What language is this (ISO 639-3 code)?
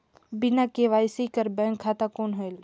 hne